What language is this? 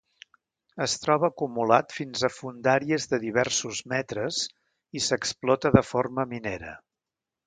Catalan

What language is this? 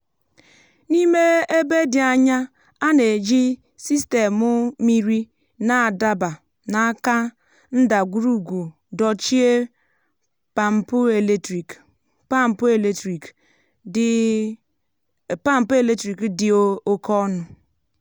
Igbo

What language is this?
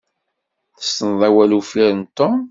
Kabyle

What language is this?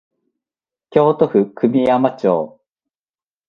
Japanese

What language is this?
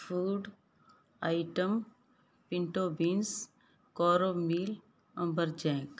Punjabi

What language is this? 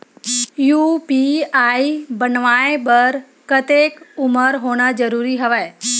Chhattisgarhi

